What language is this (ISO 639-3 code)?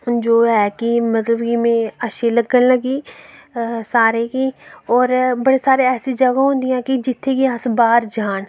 doi